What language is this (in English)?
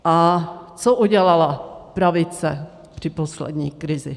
Czech